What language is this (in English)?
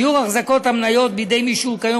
Hebrew